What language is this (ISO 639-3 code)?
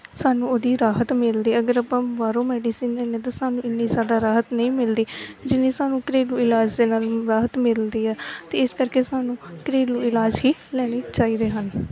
pan